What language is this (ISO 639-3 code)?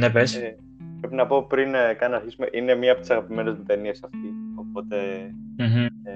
ell